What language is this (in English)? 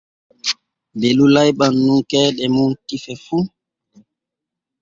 Borgu Fulfulde